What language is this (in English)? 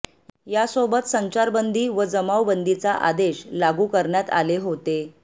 Marathi